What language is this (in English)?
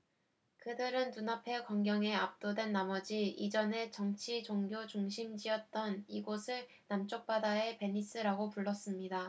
Korean